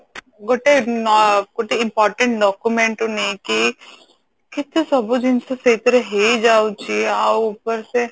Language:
Odia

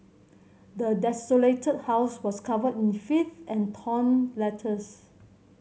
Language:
English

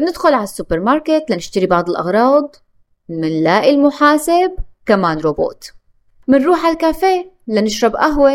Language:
Arabic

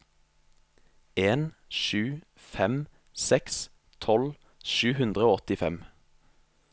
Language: Norwegian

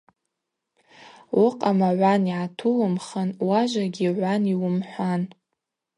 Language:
Abaza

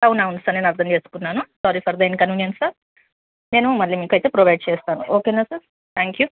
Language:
Telugu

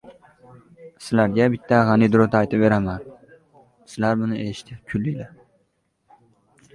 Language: Uzbek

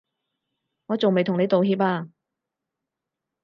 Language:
Cantonese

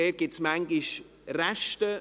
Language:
Swiss German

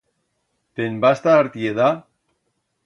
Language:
Aragonese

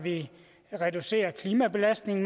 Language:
Danish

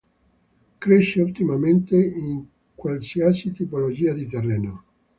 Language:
Italian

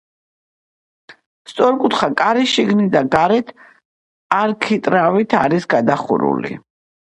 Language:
Georgian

